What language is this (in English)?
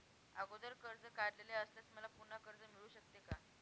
Marathi